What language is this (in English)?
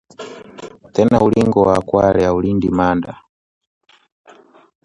Swahili